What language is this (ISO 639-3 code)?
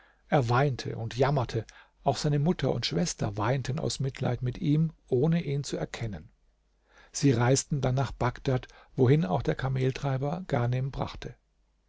deu